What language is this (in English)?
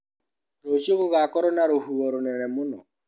Kikuyu